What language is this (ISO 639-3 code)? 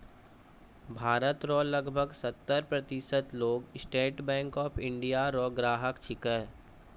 mai